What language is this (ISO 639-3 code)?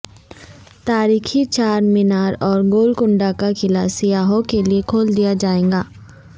urd